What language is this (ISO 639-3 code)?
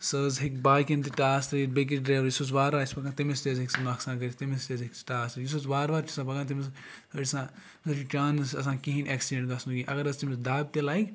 kas